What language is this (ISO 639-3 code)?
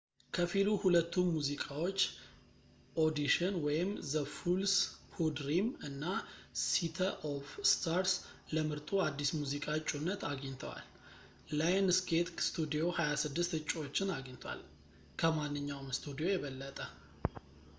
amh